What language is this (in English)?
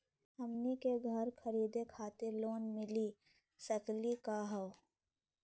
Magahi